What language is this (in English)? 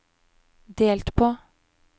Norwegian